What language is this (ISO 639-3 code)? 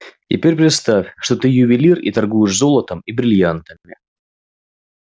rus